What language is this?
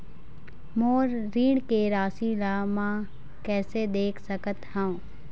Chhattisgarhi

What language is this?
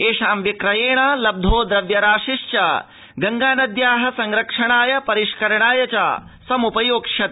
Sanskrit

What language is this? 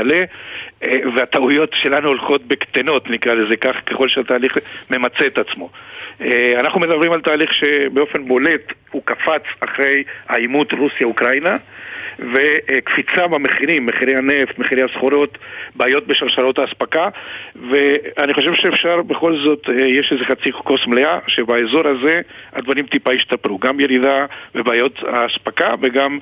Hebrew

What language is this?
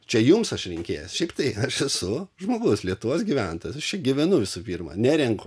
Lithuanian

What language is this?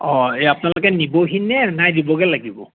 Assamese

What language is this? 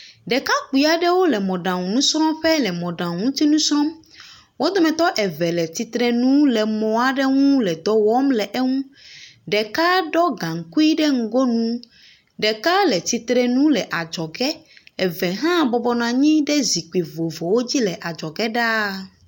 Ewe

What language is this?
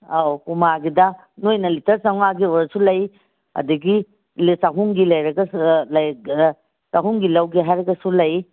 Manipuri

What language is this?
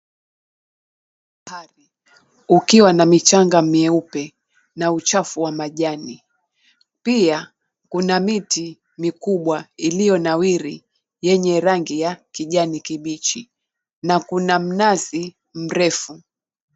Swahili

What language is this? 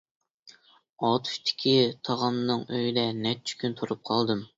Uyghur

